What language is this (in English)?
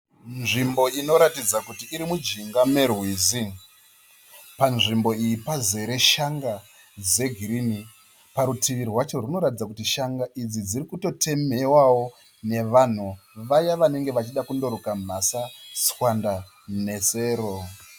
Shona